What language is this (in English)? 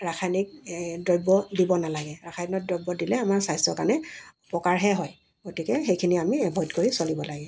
Assamese